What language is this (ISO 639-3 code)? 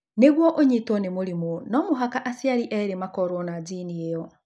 kik